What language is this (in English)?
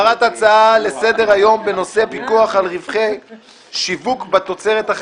Hebrew